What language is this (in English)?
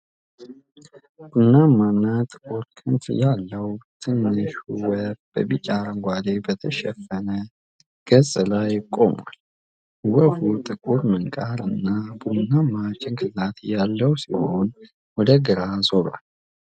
Amharic